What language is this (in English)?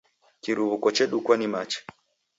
Taita